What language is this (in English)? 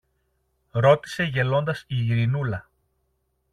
Greek